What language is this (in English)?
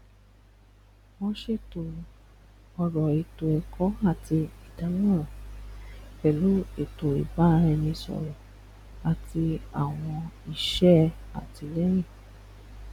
Yoruba